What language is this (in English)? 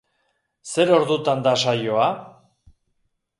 Basque